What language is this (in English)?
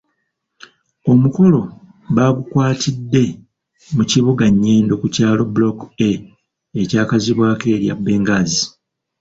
Ganda